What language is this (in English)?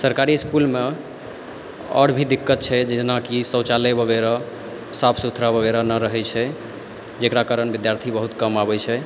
Maithili